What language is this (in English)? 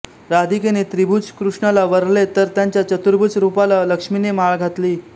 Marathi